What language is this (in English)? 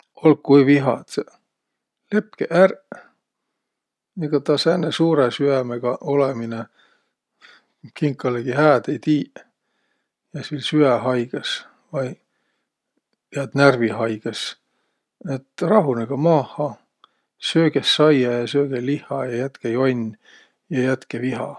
Võro